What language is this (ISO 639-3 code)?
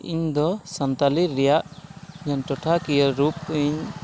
sat